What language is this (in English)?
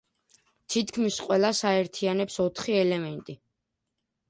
Georgian